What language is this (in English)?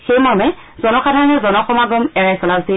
Assamese